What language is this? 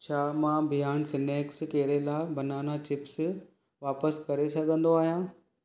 Sindhi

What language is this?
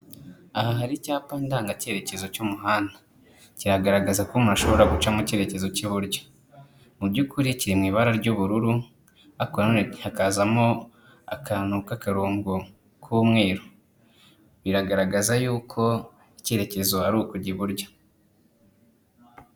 Kinyarwanda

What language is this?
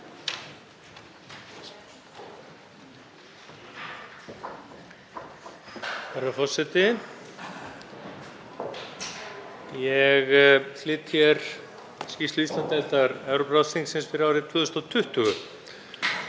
Icelandic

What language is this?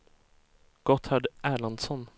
Swedish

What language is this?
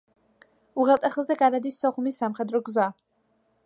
Georgian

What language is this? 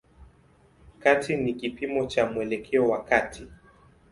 Swahili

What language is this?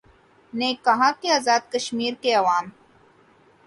Urdu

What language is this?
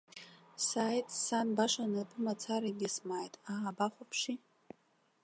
Abkhazian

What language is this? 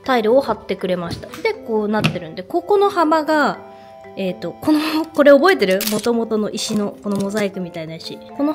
Japanese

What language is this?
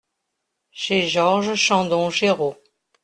French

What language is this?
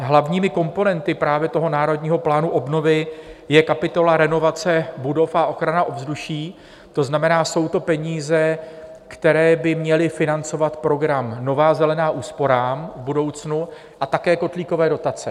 Czech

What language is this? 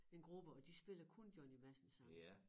Danish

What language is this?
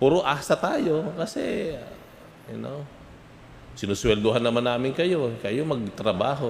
Filipino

